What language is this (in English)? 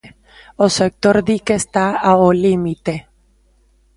Galician